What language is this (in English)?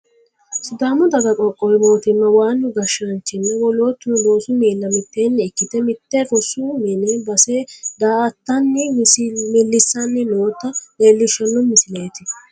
Sidamo